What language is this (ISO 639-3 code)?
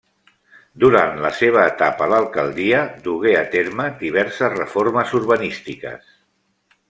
cat